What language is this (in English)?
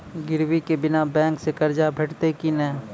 Maithili